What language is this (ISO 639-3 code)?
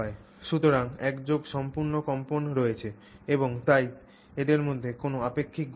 ben